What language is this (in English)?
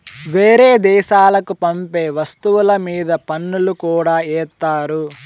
Telugu